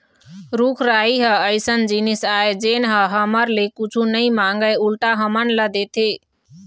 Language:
Chhattisgarhi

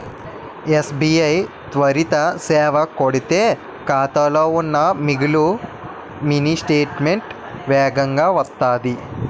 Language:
Telugu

